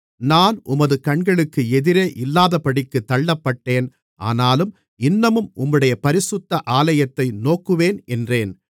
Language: Tamil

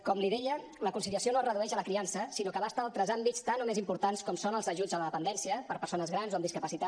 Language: Catalan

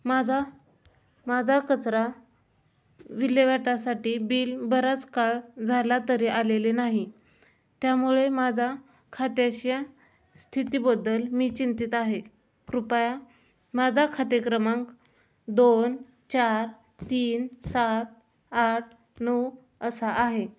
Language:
Marathi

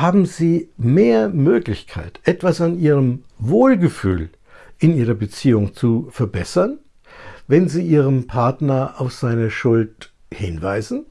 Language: German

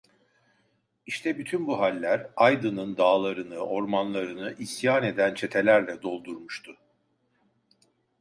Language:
Turkish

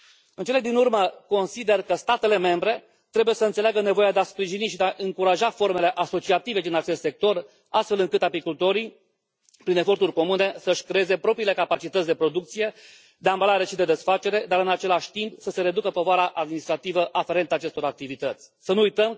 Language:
Romanian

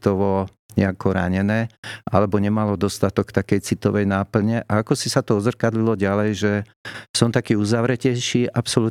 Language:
Slovak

